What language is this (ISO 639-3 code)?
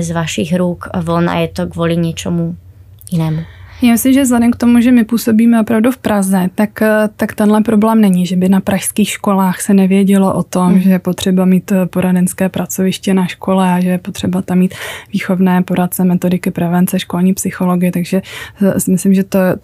ces